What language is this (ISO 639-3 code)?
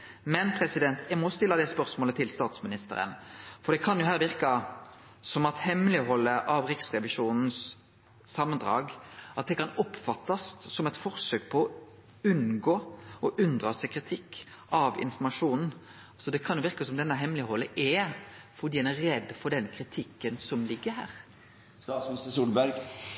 nno